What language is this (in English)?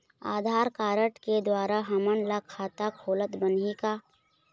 Chhattisgarhi